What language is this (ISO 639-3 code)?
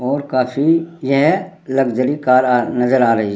hin